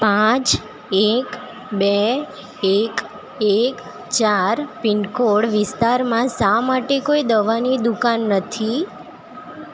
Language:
Gujarati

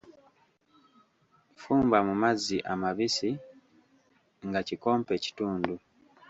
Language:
Ganda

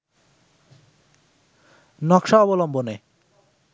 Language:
Bangla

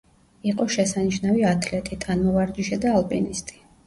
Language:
Georgian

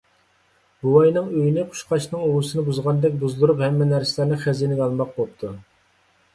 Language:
Uyghur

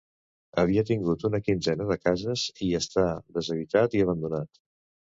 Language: Catalan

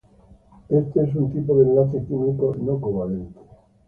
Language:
Spanish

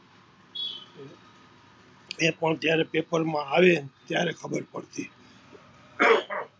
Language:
Gujarati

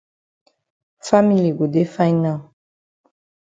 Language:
Cameroon Pidgin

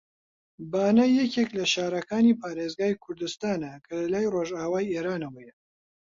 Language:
Central Kurdish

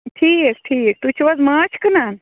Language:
Kashmiri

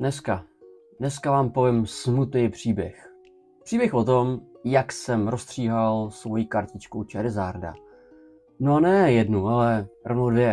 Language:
Czech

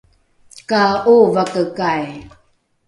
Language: Rukai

